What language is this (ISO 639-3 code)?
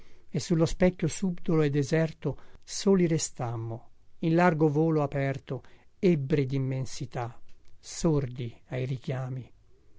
ita